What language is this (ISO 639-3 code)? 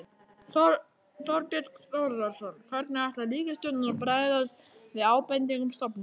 isl